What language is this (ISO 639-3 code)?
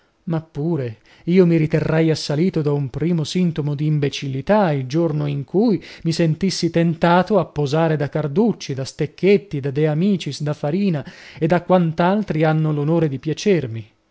ita